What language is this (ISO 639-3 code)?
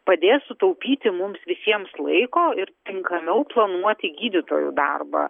lit